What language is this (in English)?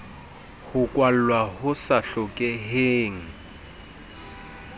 Southern Sotho